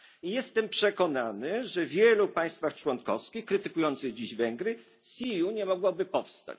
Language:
Polish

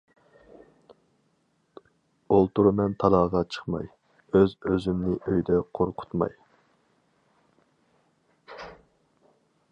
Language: Uyghur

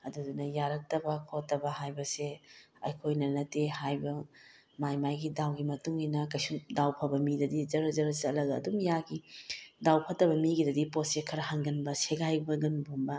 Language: Manipuri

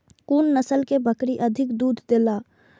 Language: Maithili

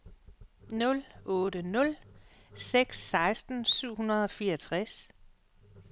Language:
Danish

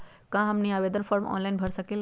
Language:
Magahi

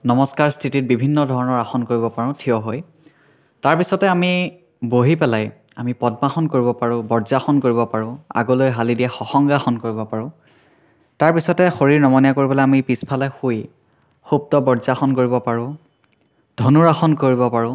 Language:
Assamese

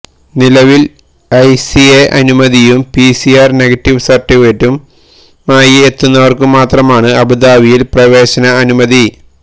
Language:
Malayalam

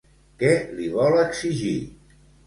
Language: Catalan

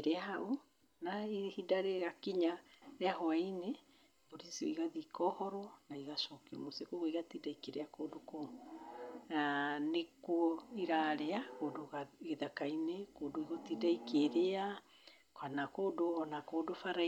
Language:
Kikuyu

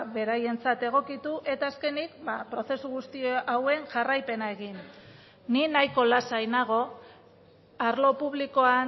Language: Basque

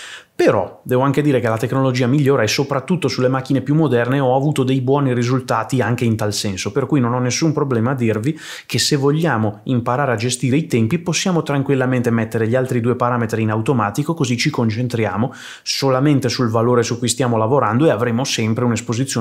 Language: Italian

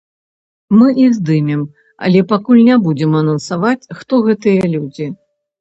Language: Belarusian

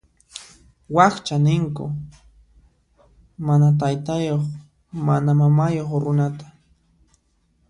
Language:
Puno Quechua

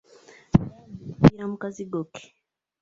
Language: Ganda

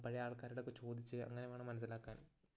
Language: Malayalam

